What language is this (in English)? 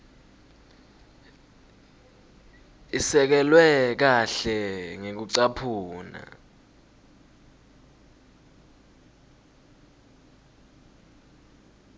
Swati